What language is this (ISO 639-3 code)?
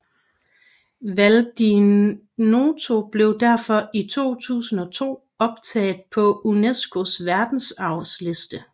dan